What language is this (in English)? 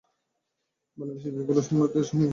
Bangla